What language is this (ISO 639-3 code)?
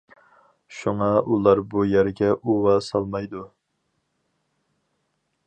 uig